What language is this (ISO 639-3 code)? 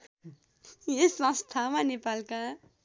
nep